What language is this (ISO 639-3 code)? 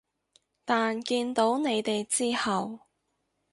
yue